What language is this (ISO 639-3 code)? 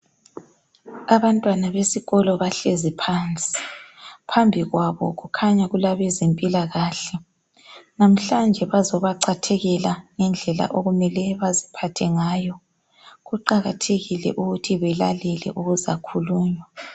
nde